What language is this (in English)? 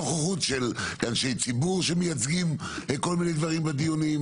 Hebrew